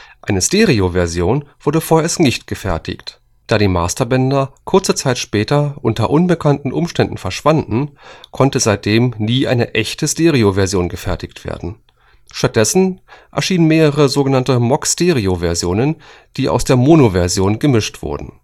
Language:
German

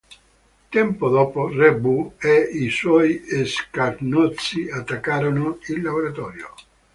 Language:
Italian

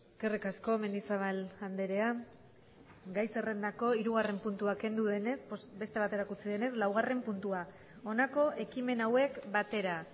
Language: Basque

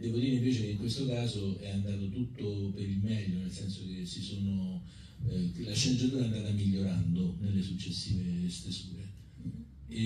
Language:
Italian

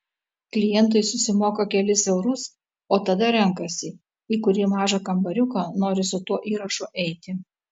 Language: Lithuanian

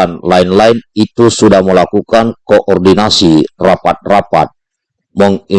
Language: Indonesian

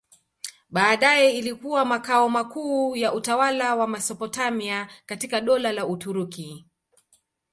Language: Swahili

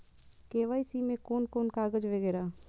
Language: Maithili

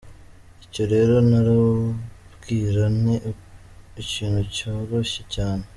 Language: Kinyarwanda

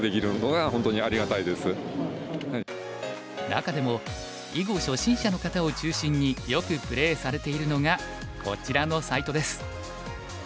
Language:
Japanese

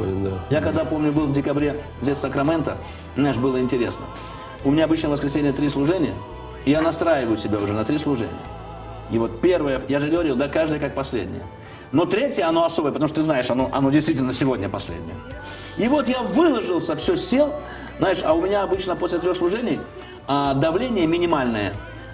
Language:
Russian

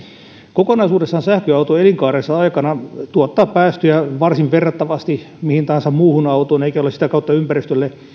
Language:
Finnish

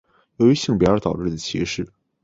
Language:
Chinese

